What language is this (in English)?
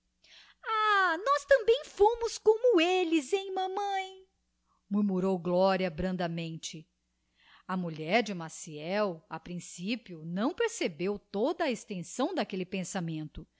Portuguese